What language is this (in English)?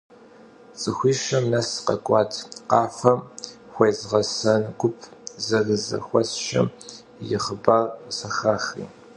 Kabardian